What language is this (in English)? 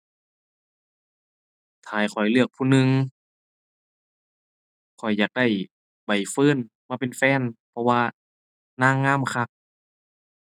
Thai